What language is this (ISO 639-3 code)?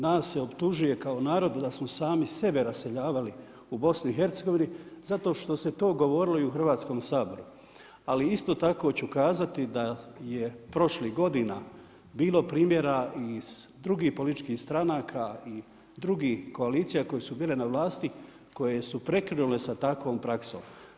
hrv